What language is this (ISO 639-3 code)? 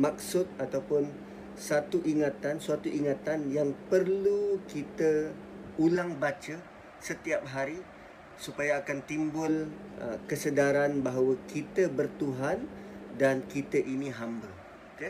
msa